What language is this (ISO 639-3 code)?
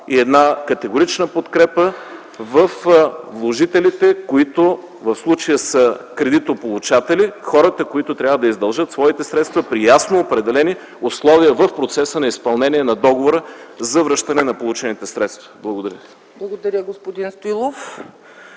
bul